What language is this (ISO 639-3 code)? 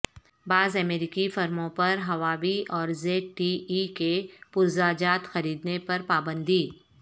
urd